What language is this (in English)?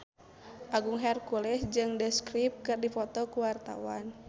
Sundanese